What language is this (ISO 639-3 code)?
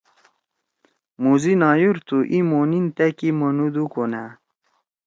trw